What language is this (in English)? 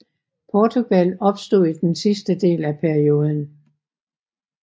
Danish